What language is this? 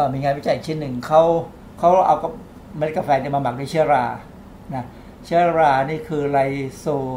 Thai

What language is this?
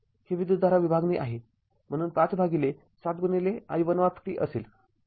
Marathi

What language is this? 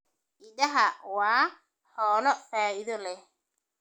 Somali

